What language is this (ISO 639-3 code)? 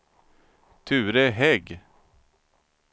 swe